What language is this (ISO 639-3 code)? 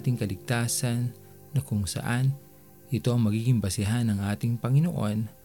fil